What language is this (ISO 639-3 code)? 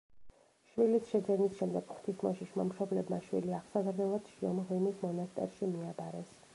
kat